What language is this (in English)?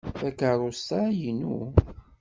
Kabyle